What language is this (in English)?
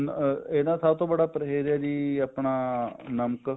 Punjabi